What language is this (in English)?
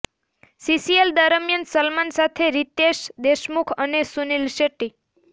Gujarati